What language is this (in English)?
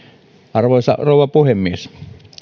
Finnish